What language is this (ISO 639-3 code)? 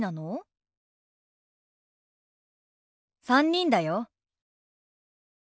jpn